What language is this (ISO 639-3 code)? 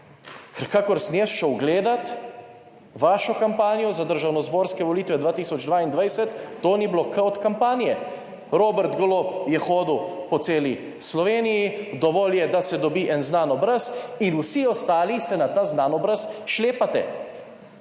slv